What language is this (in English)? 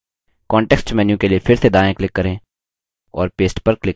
Hindi